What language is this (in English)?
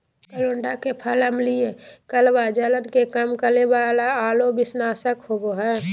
Magahi